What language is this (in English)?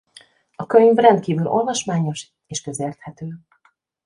Hungarian